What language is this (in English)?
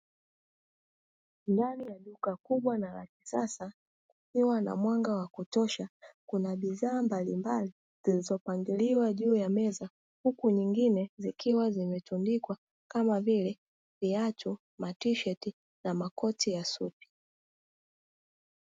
Swahili